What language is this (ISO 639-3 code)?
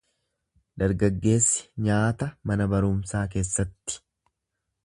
orm